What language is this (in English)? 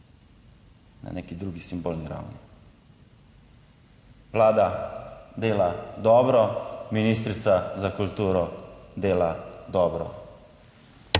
Slovenian